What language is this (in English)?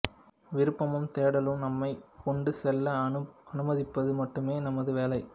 Tamil